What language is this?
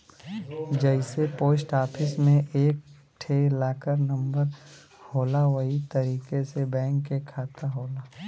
Bhojpuri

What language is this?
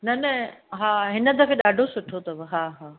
Sindhi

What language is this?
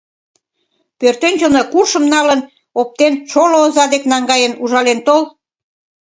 Mari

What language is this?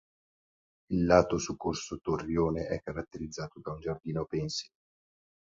Italian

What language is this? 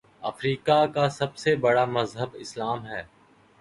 Urdu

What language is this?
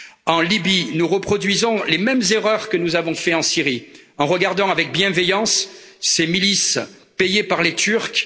French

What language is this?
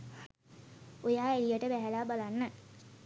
Sinhala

